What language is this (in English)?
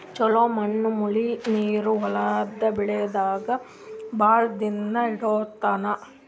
Kannada